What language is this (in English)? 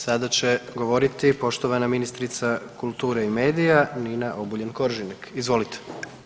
Croatian